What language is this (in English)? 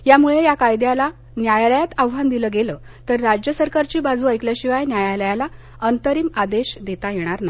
Marathi